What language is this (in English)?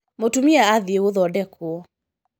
Kikuyu